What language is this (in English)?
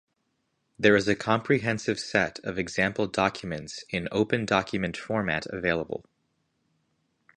English